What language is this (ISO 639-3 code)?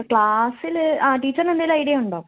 mal